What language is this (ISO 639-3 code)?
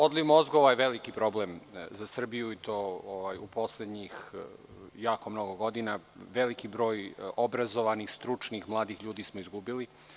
srp